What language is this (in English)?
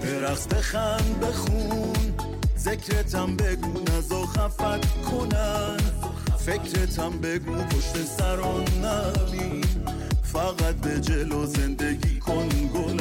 Persian